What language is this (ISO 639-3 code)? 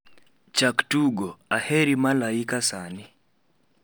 luo